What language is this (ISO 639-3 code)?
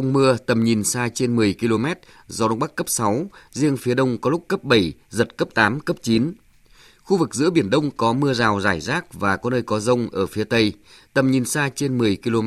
vie